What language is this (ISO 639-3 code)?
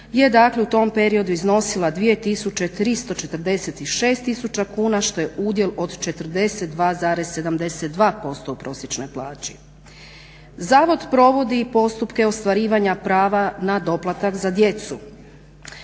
hrv